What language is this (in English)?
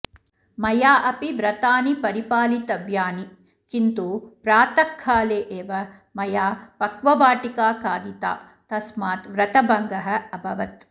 Sanskrit